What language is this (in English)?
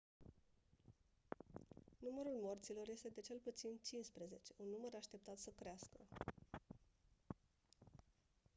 Romanian